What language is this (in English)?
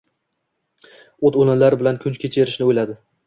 Uzbek